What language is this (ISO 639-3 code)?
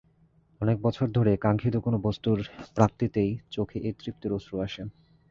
ben